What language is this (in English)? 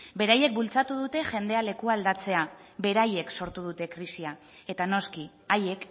Basque